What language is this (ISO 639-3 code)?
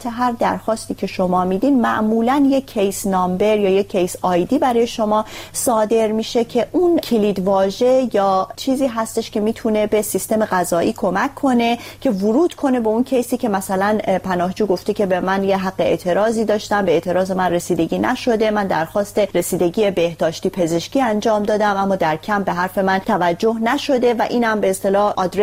fas